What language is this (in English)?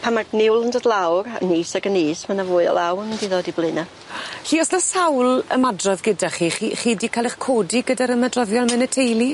Welsh